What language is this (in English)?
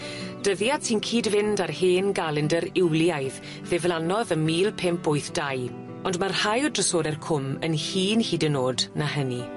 Welsh